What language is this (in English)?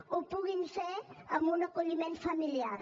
Catalan